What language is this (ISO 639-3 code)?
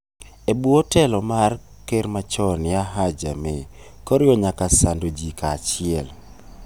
luo